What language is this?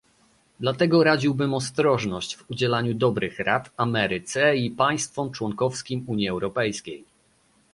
Polish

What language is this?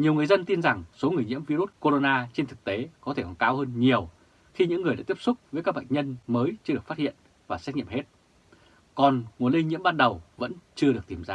Vietnamese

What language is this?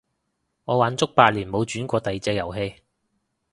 Cantonese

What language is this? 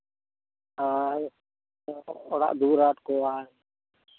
Santali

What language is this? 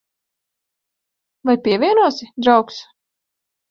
Latvian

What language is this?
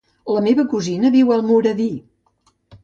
Catalan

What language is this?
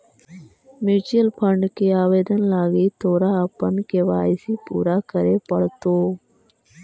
Magahi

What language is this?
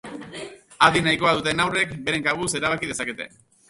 Basque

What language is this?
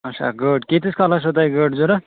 Kashmiri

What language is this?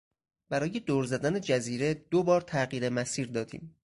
Persian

